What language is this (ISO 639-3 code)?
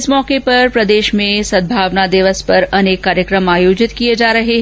hin